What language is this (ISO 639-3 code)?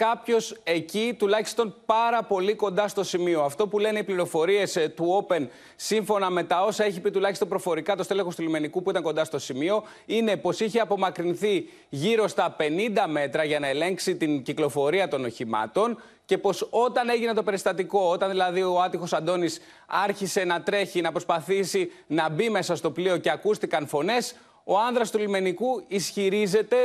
ell